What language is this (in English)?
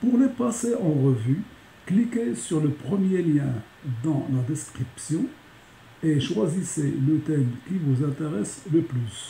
French